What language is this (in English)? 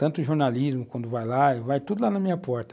Portuguese